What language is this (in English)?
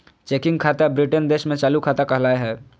Magahi